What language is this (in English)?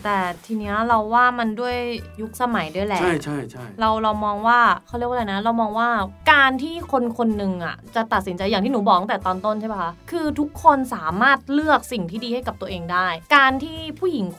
Thai